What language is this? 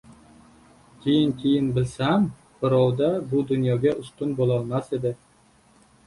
Uzbek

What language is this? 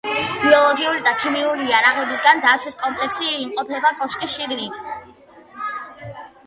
Georgian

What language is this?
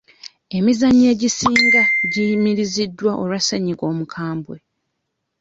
Ganda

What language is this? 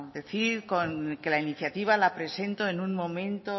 Spanish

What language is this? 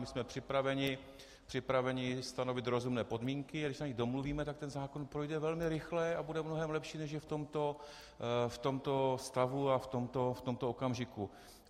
Czech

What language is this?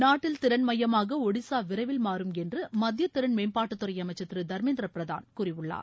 Tamil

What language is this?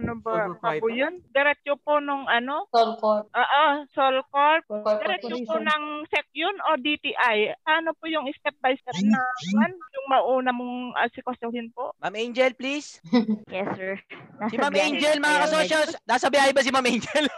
Filipino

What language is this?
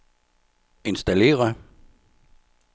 Danish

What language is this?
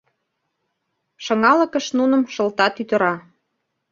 Mari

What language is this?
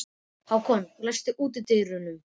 Icelandic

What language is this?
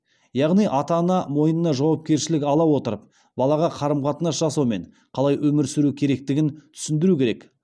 Kazakh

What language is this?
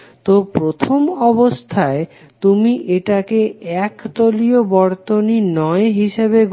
Bangla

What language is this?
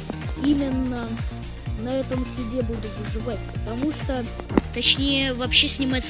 Russian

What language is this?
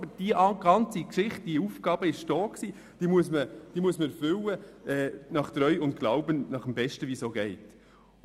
Swiss German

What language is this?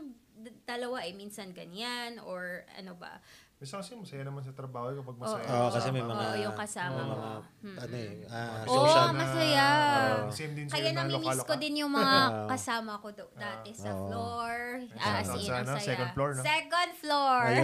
Filipino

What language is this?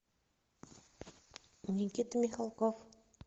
Russian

